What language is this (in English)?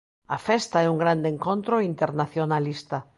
Galician